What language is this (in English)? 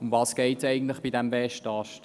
Swiss German